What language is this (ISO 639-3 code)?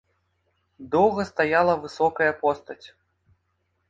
bel